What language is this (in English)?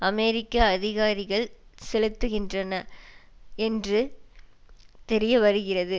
Tamil